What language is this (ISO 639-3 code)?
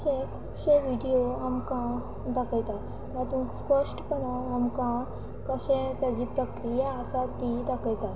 kok